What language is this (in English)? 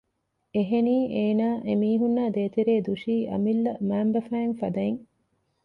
Divehi